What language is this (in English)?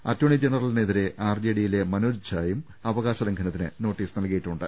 Malayalam